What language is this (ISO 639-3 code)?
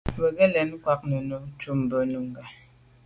byv